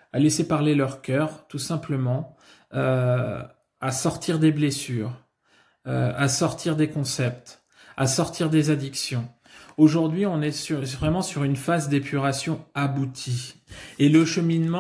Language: French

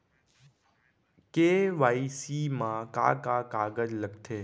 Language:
Chhattisgarhi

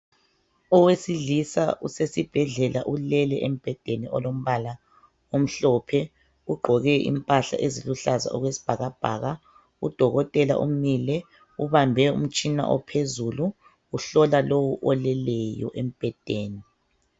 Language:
North Ndebele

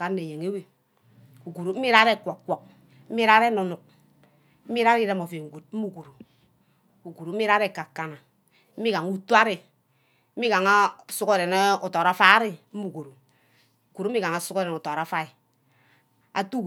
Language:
Ubaghara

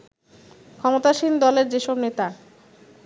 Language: Bangla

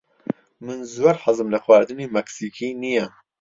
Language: Central Kurdish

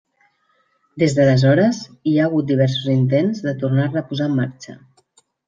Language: Catalan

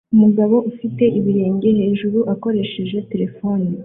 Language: Kinyarwanda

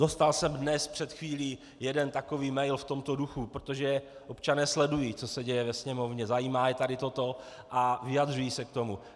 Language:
Czech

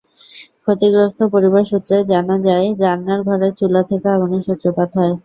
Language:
Bangla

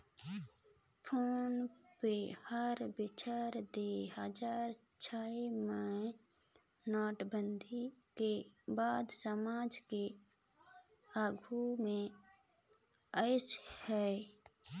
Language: Chhattisgarhi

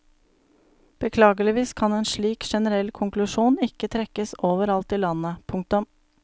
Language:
Norwegian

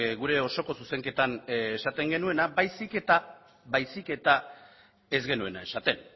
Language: Basque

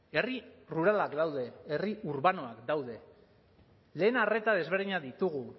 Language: Basque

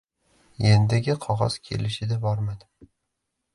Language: Uzbek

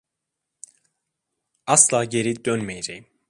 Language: Turkish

